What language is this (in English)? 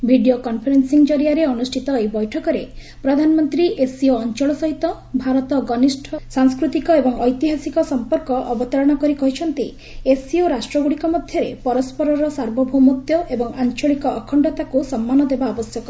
Odia